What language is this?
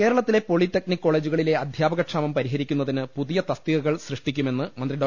Malayalam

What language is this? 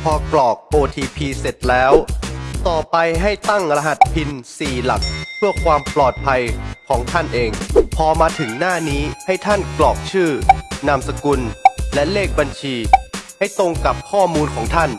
Thai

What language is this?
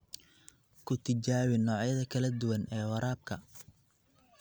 Somali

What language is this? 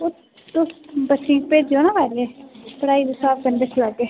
Dogri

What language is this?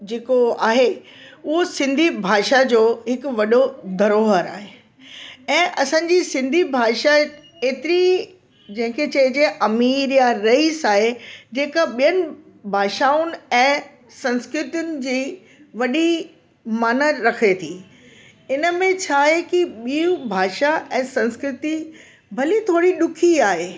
Sindhi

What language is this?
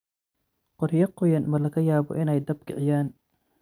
Somali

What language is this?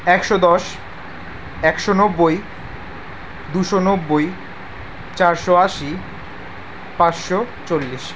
Bangla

